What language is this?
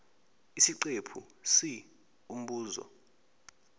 Zulu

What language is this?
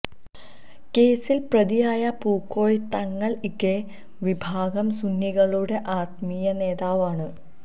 Malayalam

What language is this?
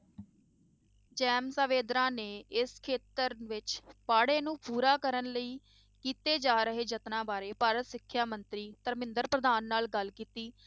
Punjabi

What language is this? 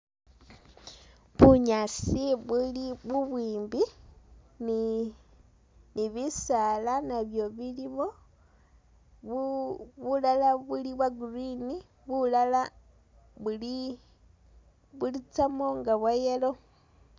Masaaba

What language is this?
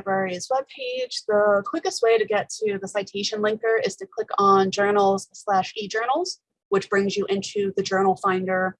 English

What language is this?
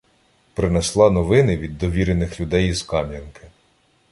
Ukrainian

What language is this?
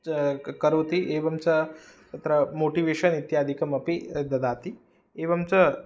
Sanskrit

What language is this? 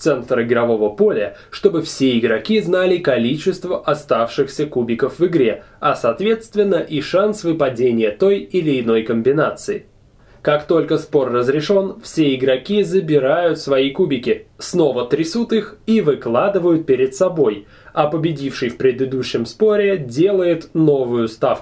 Russian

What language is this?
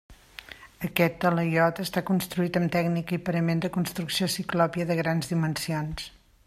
Catalan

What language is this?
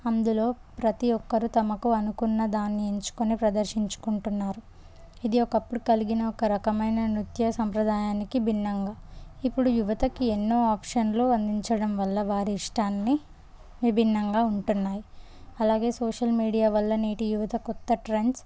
Telugu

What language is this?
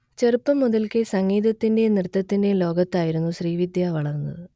Malayalam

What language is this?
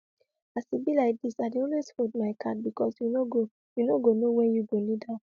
Nigerian Pidgin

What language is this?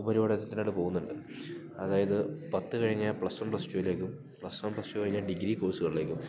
Malayalam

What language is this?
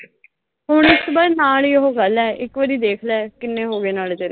Punjabi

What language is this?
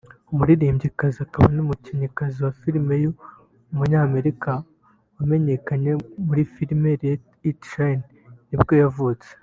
Kinyarwanda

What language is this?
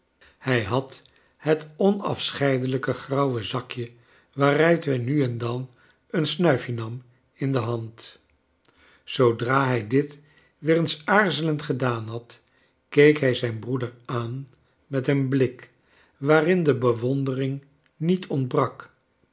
Dutch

